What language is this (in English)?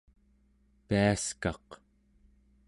Central Yupik